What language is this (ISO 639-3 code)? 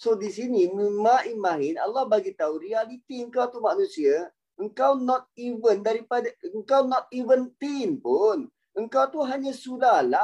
msa